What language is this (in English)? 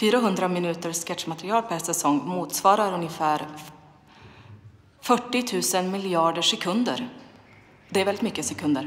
Swedish